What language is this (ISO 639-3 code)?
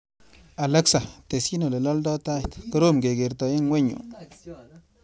kln